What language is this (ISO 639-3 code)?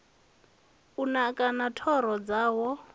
ven